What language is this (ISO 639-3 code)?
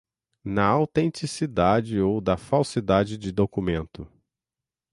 por